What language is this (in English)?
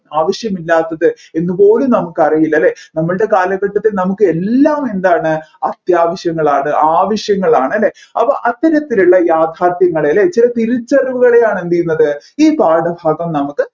Malayalam